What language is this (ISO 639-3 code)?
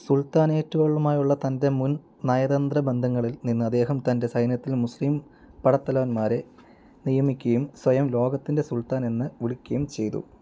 mal